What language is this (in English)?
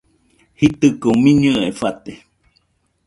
Nüpode Huitoto